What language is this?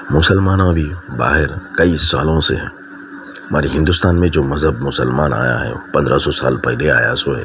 Urdu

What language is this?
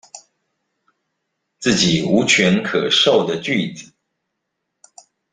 Chinese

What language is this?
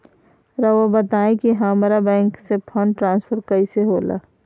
Magahi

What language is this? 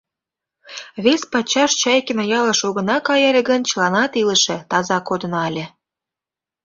Mari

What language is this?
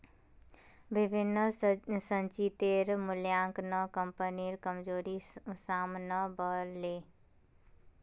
Magahi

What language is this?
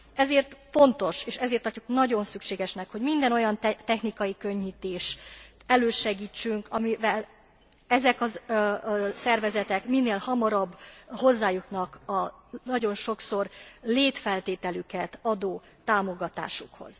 Hungarian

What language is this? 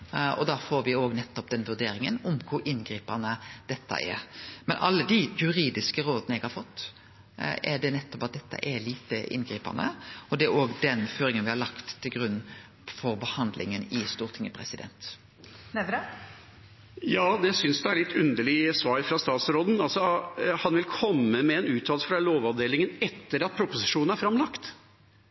Norwegian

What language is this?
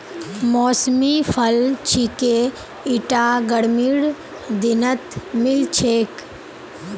Magahi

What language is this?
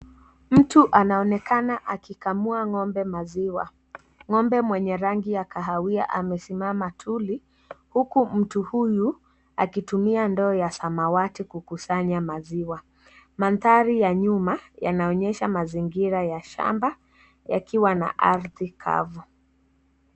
Swahili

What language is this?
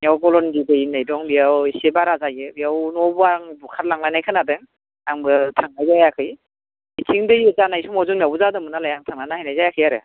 Bodo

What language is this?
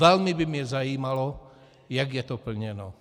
Czech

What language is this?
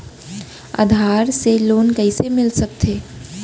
Chhattisgarhi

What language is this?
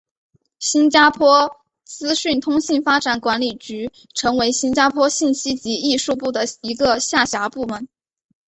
Chinese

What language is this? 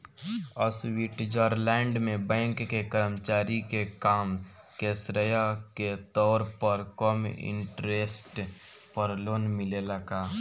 Bhojpuri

